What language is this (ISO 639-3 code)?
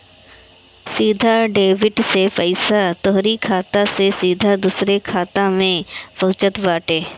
bho